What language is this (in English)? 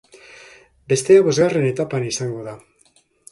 Basque